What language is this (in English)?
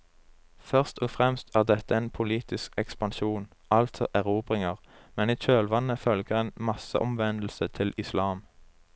Norwegian